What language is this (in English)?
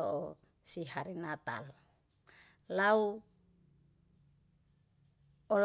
Yalahatan